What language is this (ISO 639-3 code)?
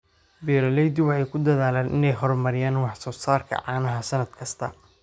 som